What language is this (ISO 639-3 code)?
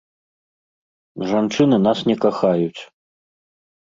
bel